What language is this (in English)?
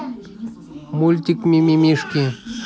Russian